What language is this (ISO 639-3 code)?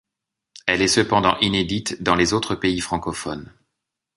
fra